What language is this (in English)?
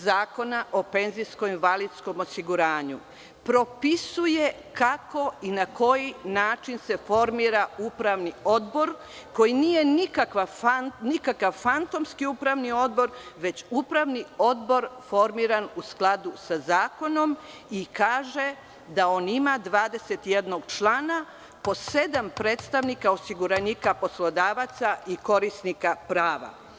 Serbian